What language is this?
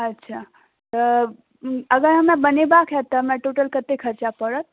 Maithili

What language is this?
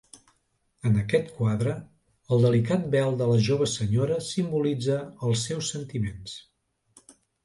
Catalan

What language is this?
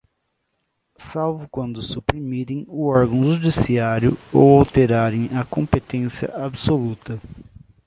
Portuguese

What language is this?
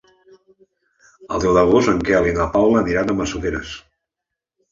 Catalan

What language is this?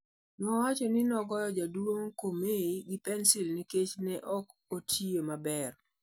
Luo (Kenya and Tanzania)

